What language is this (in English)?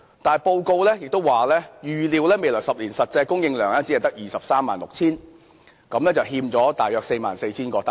Cantonese